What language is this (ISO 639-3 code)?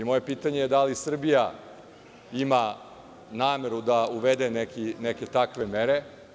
srp